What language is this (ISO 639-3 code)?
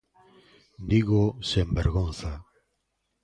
glg